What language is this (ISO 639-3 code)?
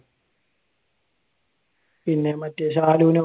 mal